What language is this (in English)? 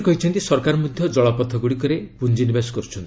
Odia